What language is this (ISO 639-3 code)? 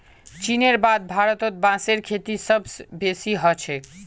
mag